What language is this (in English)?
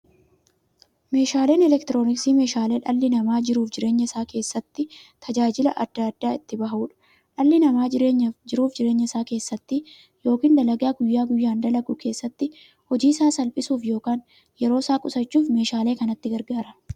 Oromo